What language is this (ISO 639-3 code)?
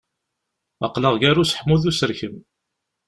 kab